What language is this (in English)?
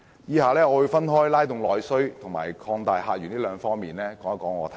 Cantonese